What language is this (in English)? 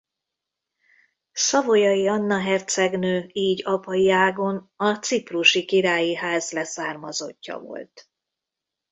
Hungarian